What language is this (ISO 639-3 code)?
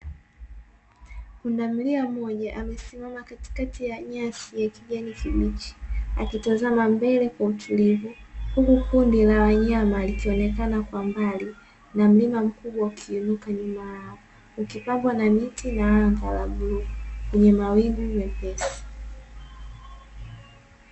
swa